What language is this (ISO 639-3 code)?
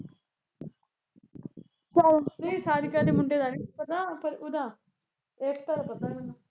pan